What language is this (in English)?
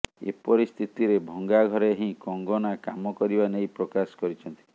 Odia